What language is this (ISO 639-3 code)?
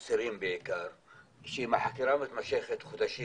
heb